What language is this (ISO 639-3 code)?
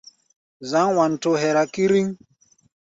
gba